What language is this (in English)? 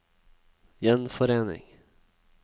Norwegian